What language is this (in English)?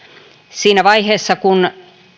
Finnish